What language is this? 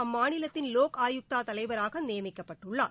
Tamil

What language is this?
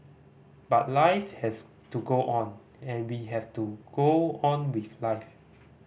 English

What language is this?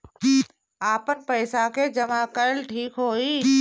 Bhojpuri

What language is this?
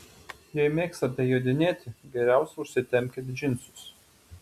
Lithuanian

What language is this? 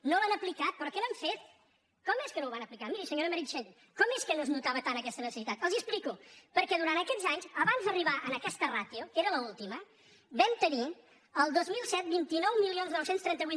Catalan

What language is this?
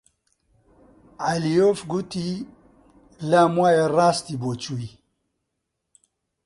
Central Kurdish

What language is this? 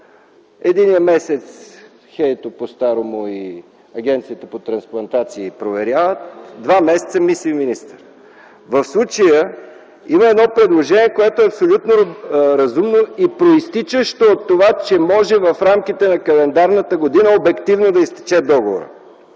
Bulgarian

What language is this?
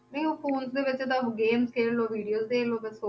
Punjabi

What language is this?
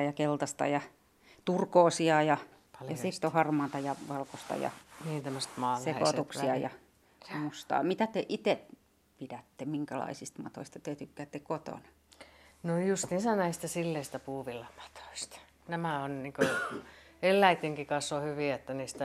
Finnish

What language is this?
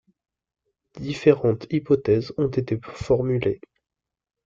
French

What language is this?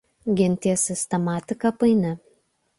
Lithuanian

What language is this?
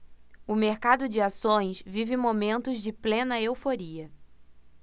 Portuguese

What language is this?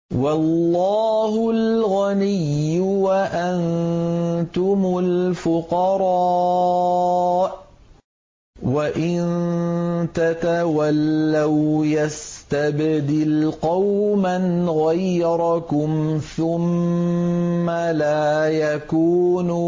Arabic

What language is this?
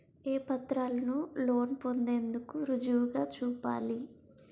Telugu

